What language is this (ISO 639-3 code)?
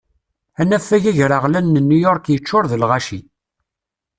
kab